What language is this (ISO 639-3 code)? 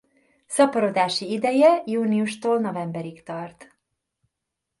hun